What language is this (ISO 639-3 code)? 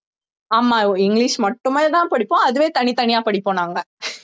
tam